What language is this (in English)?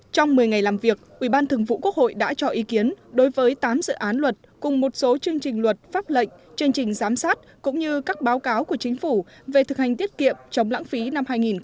Vietnamese